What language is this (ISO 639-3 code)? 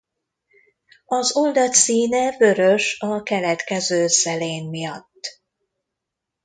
hun